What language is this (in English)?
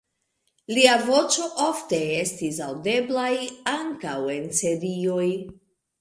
Esperanto